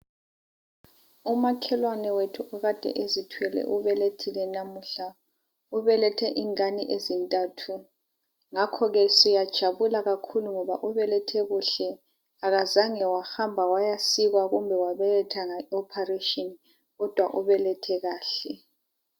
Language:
North Ndebele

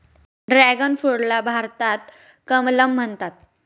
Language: Marathi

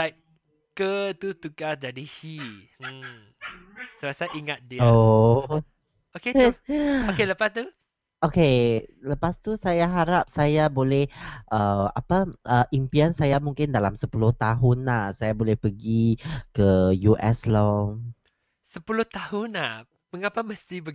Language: Malay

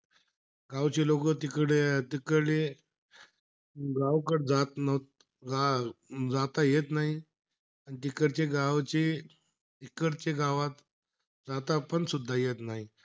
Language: Marathi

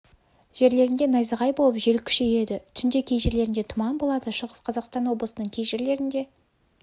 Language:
Kazakh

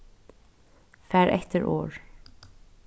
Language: Faroese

